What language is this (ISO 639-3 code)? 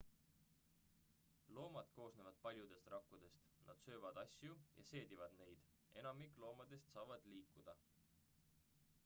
est